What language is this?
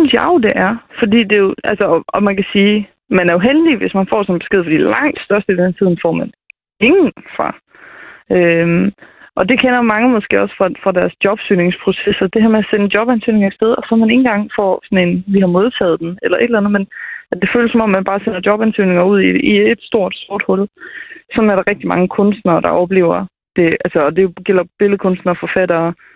Danish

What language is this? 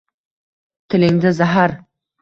Uzbek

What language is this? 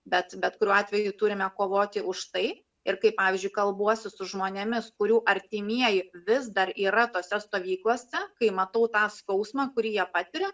Lithuanian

